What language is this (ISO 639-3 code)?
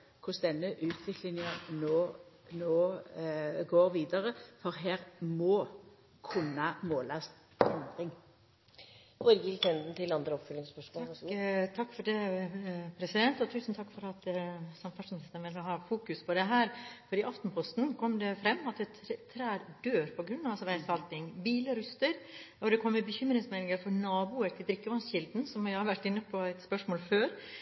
nor